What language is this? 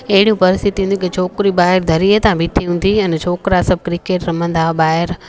Sindhi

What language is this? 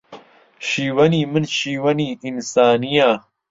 Central Kurdish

